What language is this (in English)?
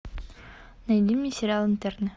Russian